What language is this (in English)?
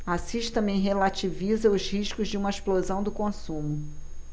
Portuguese